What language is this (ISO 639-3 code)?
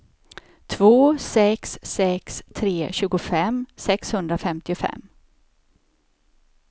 swe